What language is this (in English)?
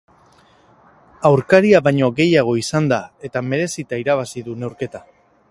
Basque